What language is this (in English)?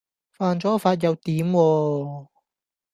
Cantonese